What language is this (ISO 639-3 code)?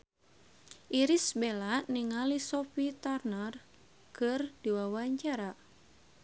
sun